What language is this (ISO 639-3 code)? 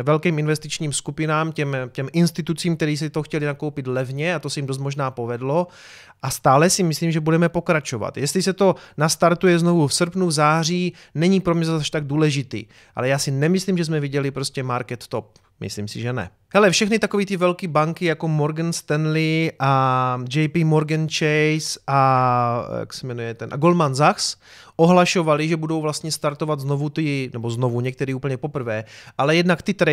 ces